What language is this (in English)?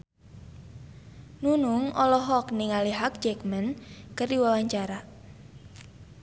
Sundanese